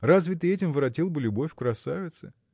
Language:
Russian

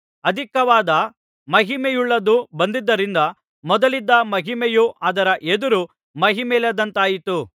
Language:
Kannada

